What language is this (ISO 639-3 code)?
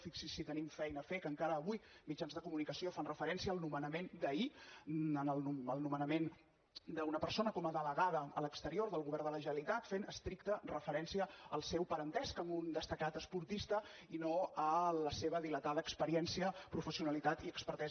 cat